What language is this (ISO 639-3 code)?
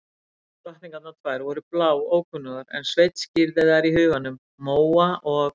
isl